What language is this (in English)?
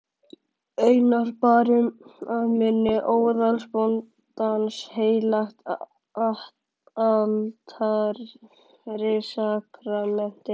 Icelandic